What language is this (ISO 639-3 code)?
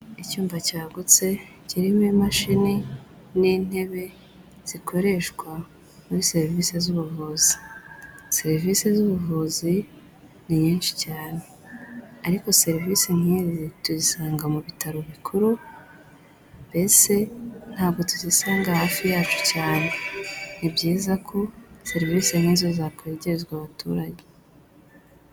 kin